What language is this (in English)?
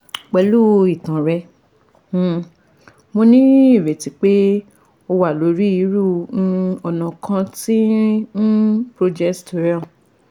Yoruba